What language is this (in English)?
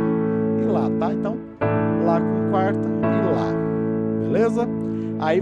Portuguese